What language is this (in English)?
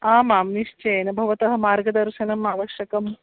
Sanskrit